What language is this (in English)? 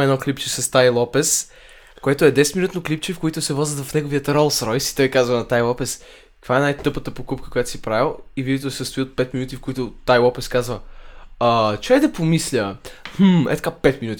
Bulgarian